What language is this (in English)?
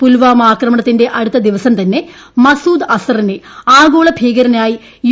Malayalam